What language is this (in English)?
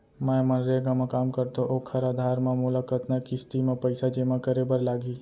Chhattisgarhi